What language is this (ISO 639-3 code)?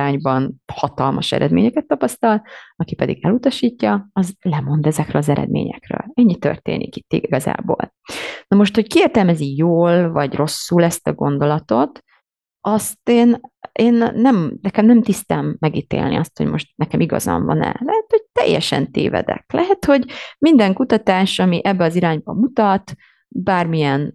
hun